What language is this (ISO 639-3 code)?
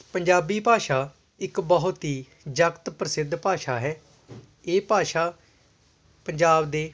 pan